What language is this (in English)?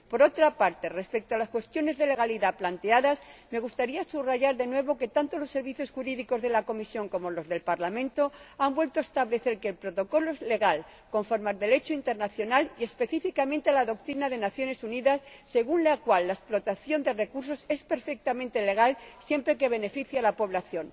Spanish